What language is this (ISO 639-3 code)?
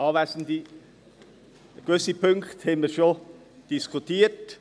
gsw